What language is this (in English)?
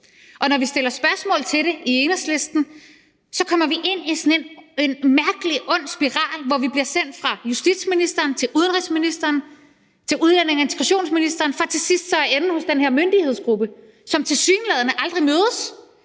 Danish